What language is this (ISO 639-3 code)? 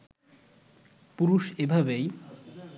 ben